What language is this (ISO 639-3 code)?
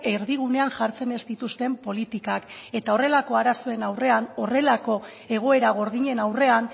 eus